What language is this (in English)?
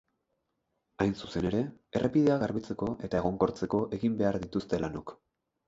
Basque